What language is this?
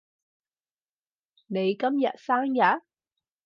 Cantonese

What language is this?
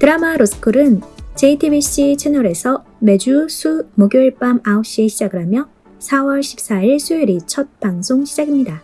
Korean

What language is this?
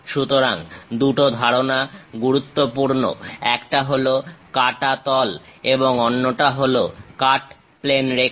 Bangla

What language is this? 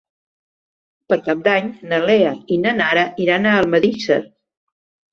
Catalan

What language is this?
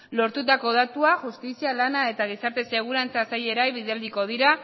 Basque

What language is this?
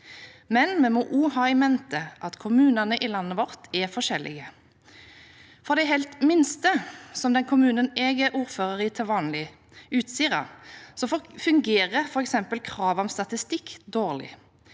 Norwegian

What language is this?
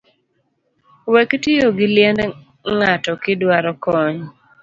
Luo (Kenya and Tanzania)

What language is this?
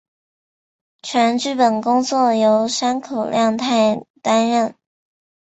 Chinese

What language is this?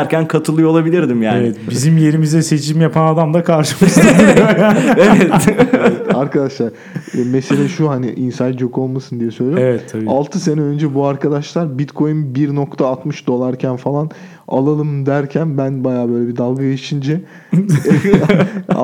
Turkish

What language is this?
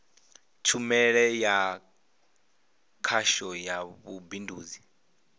Venda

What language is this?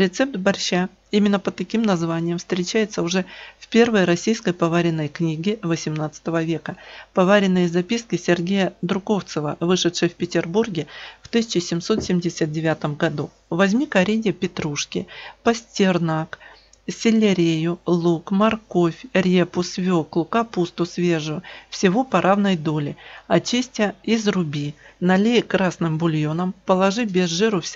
Russian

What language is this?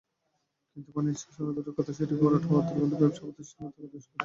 Bangla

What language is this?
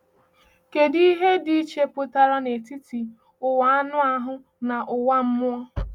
Igbo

